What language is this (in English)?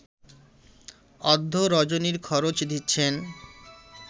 Bangla